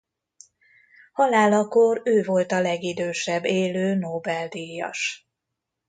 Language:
Hungarian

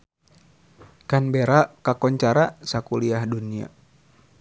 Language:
Sundanese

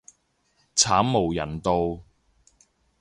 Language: Cantonese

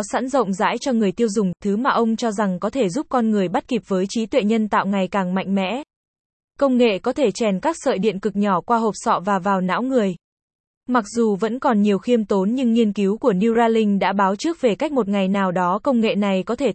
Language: Vietnamese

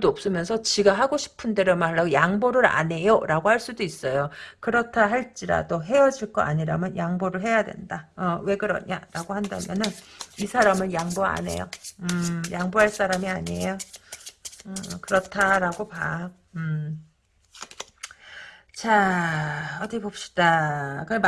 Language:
Korean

